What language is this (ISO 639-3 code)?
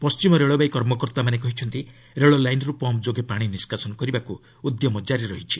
ori